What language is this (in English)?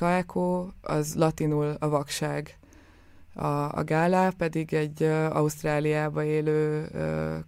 Hungarian